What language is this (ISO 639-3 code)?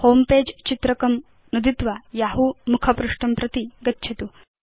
san